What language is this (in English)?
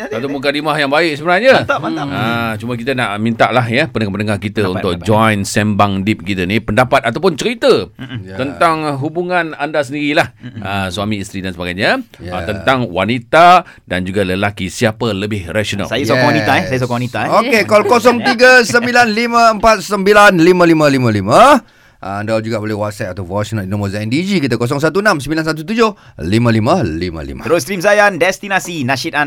Malay